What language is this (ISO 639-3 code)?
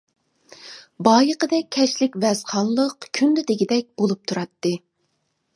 uig